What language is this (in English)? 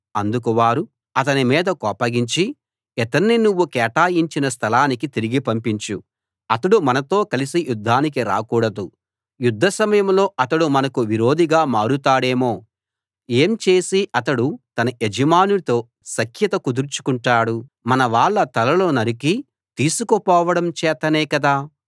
Telugu